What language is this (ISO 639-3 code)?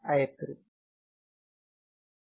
tel